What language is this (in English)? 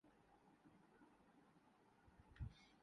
Urdu